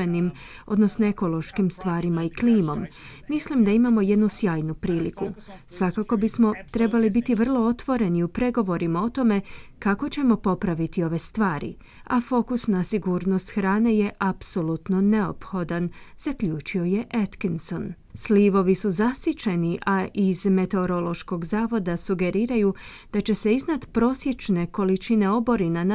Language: Croatian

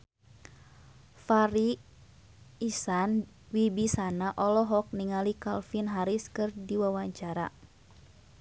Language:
Sundanese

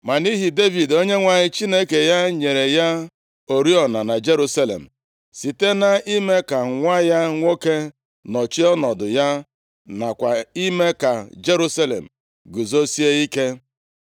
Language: Igbo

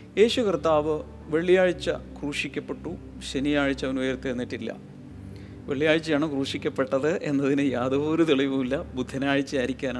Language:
Malayalam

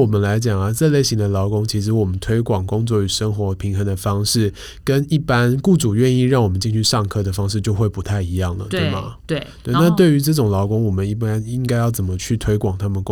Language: Chinese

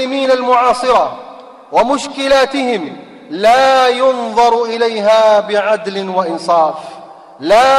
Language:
Arabic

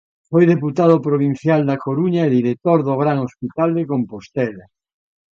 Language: Galician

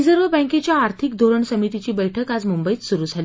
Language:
Marathi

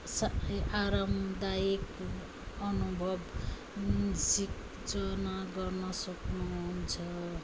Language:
Nepali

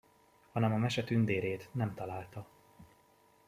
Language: Hungarian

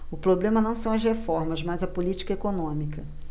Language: Portuguese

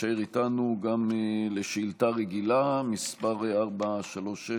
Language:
Hebrew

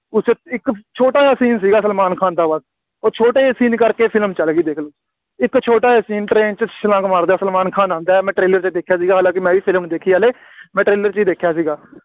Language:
Punjabi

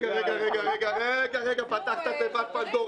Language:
Hebrew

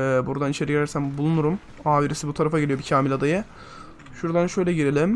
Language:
Turkish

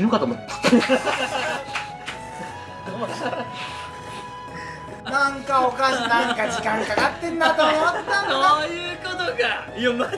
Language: Japanese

